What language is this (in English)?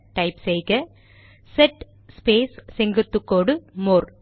Tamil